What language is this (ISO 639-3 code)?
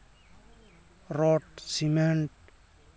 sat